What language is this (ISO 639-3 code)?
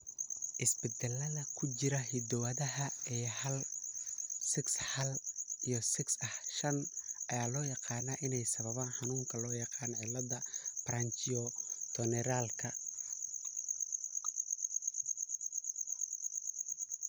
som